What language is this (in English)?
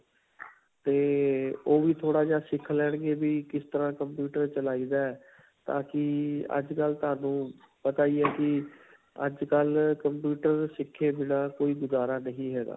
Punjabi